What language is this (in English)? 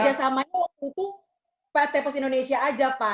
Indonesian